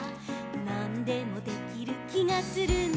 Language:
Japanese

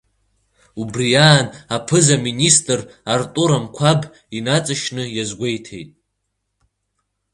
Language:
Abkhazian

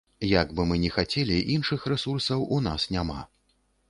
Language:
Belarusian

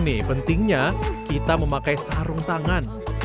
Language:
Indonesian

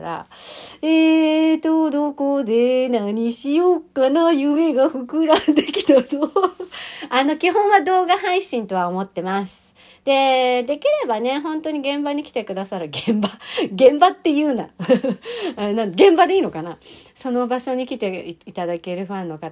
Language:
Japanese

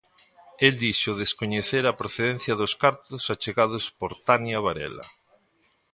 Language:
Galician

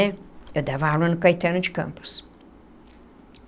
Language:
Portuguese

